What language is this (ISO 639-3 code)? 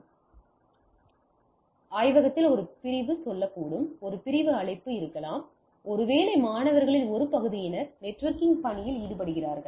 tam